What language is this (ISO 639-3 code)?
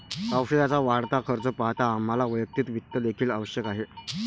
mar